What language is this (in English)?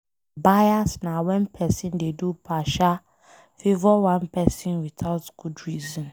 Nigerian Pidgin